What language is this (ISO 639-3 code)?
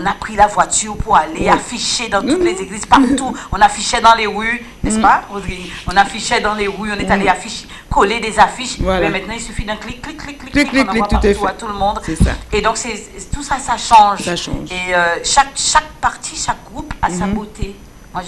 fra